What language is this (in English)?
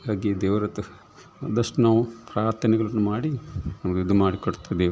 Kannada